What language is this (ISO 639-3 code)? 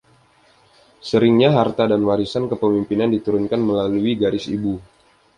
ind